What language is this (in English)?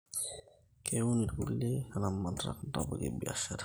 Masai